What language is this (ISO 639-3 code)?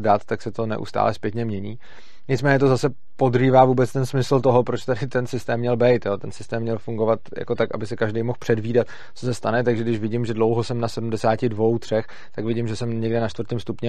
ces